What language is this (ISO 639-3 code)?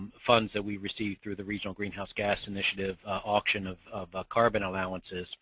eng